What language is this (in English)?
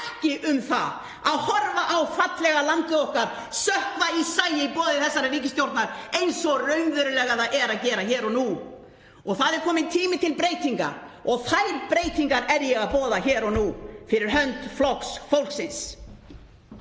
Icelandic